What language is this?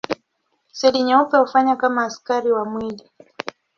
Swahili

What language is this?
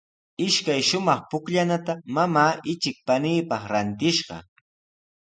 Sihuas Ancash Quechua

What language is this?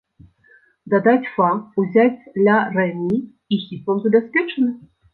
Belarusian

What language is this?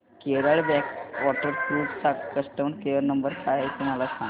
Marathi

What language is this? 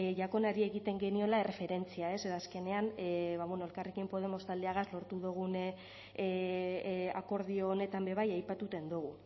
Basque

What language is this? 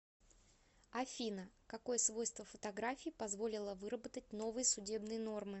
Russian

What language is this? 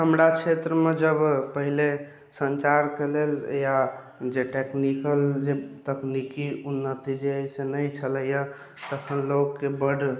Maithili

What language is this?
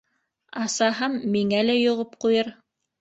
Bashkir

